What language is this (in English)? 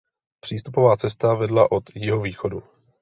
Czech